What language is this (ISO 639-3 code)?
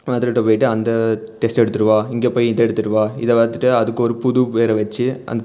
tam